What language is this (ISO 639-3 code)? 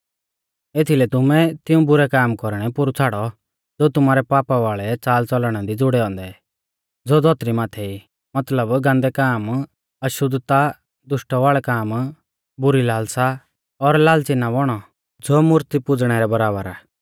bfz